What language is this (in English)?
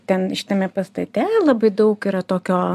Lithuanian